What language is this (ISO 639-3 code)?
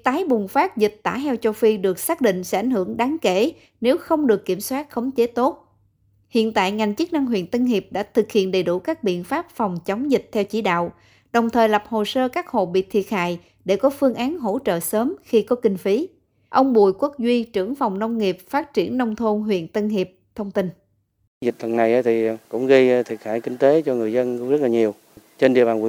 vie